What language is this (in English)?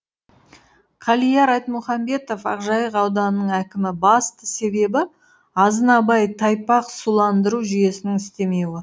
Kazakh